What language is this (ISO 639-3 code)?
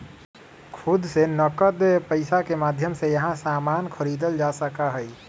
mag